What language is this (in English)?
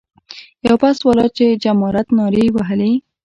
Pashto